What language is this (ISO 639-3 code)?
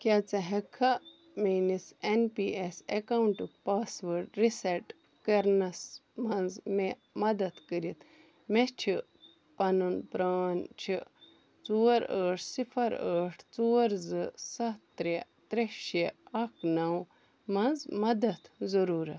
kas